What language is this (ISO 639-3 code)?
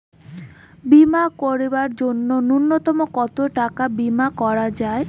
ben